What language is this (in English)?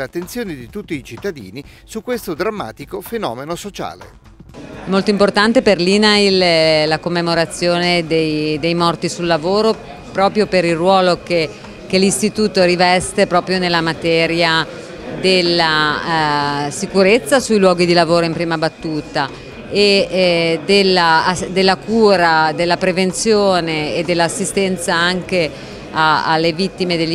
Italian